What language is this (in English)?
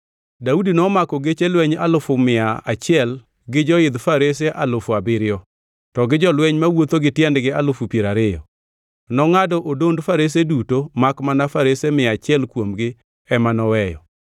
Luo (Kenya and Tanzania)